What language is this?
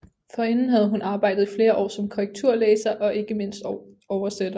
Danish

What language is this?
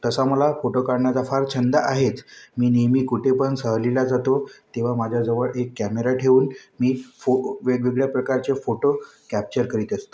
Marathi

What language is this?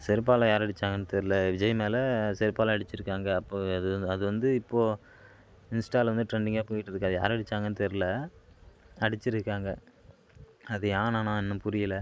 Tamil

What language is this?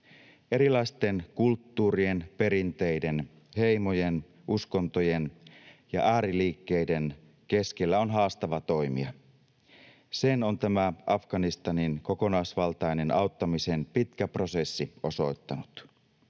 Finnish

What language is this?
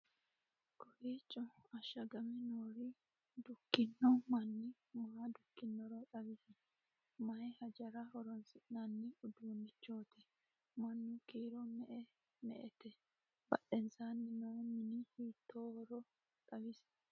Sidamo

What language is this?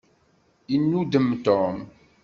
Kabyle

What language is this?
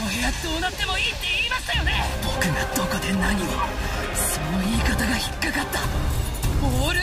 Japanese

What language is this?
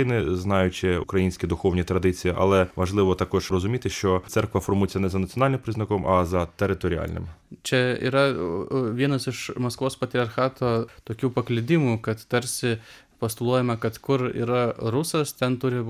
Ukrainian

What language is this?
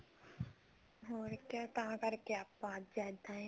Punjabi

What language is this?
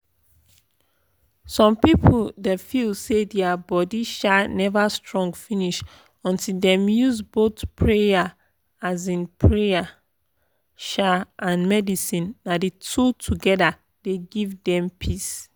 Nigerian Pidgin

